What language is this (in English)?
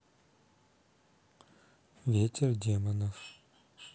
Russian